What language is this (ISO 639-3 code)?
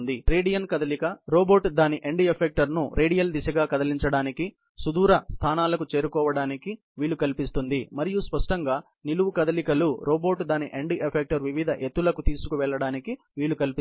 tel